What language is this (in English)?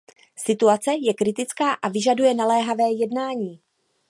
Czech